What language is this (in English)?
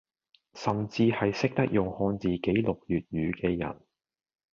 Cantonese